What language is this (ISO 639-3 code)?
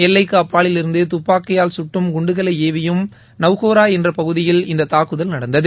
tam